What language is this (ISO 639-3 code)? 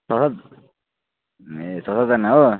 nep